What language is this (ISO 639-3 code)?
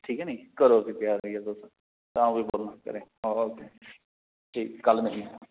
doi